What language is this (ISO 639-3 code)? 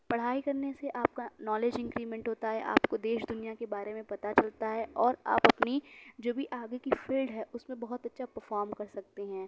urd